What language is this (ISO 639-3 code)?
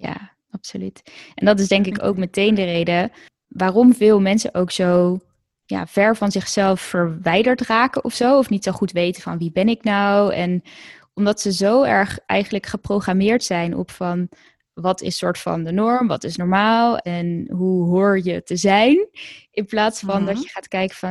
nld